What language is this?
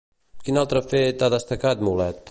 Catalan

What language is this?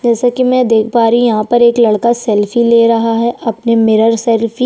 Hindi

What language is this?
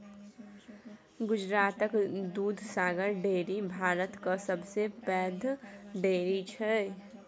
Maithili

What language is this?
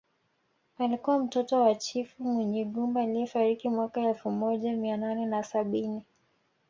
Swahili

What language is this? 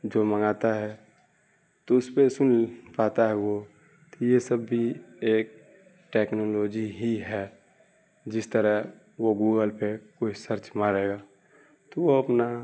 Urdu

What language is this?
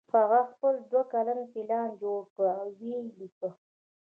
Pashto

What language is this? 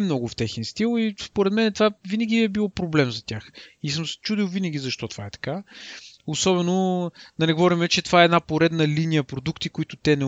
Bulgarian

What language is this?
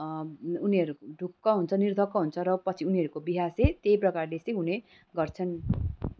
Nepali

